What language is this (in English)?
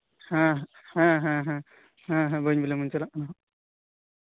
Santali